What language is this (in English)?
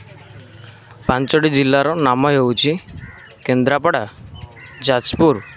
Odia